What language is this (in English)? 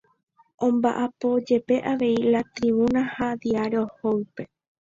Guarani